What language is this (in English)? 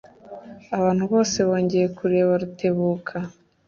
Kinyarwanda